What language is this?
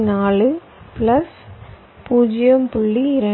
Tamil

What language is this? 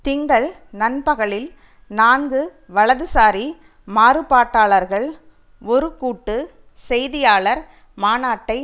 Tamil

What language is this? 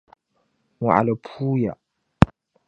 Dagbani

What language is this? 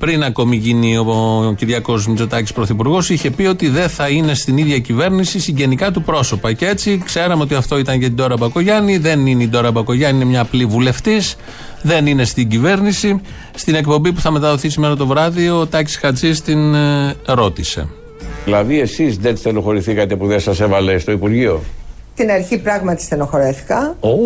Greek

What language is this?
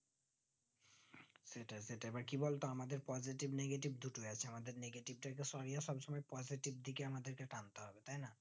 Bangla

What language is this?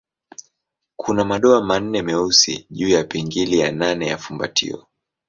Swahili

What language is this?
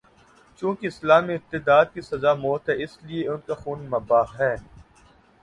Urdu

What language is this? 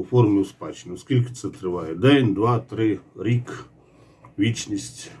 Ukrainian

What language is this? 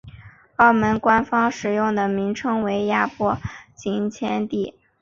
Chinese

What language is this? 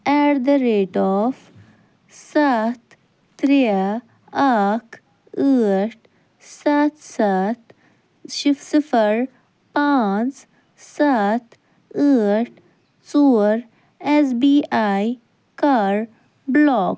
Kashmiri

